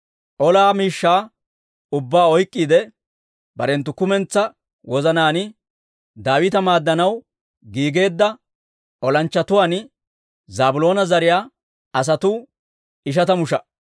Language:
Dawro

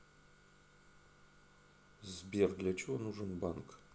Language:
Russian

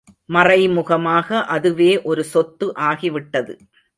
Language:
Tamil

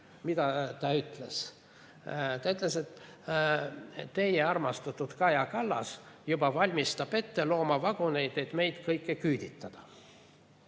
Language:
Estonian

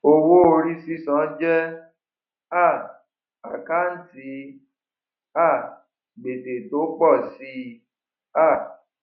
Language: Yoruba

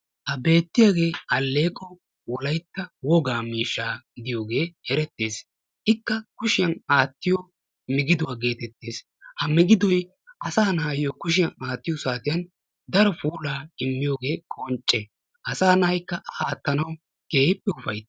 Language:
Wolaytta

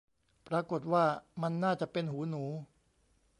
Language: Thai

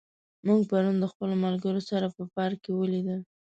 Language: Pashto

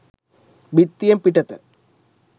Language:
Sinhala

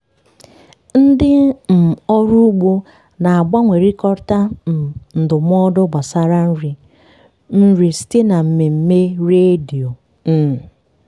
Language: Igbo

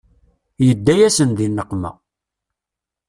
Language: Kabyle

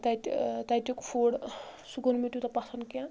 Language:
Kashmiri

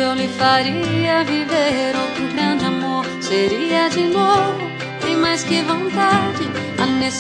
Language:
Chinese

